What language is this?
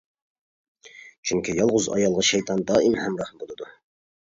Uyghur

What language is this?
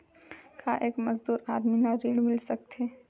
Chhattisgarhi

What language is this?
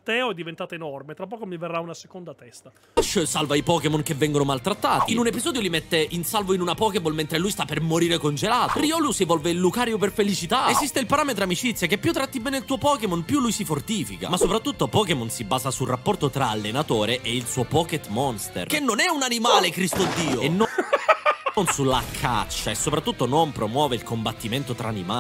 Italian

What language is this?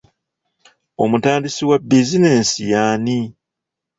Ganda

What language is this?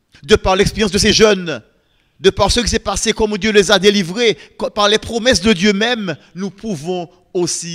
French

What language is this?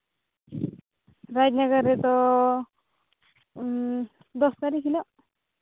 Santali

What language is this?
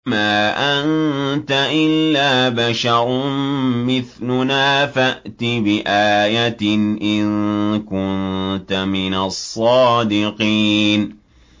Arabic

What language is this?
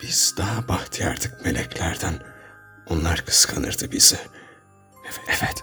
Turkish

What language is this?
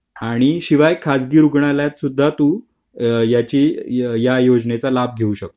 Marathi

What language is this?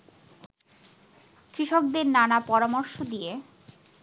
Bangla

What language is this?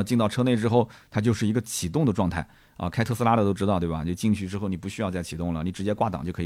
Chinese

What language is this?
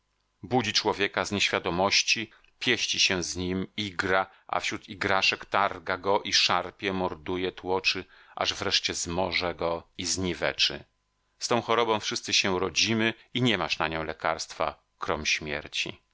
Polish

